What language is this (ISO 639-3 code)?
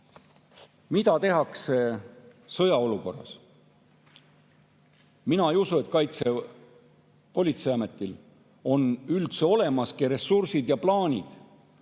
est